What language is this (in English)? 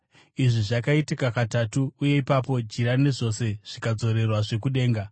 Shona